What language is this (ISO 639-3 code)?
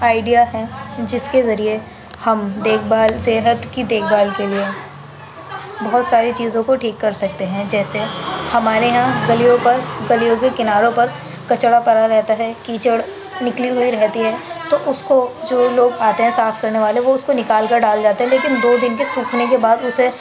urd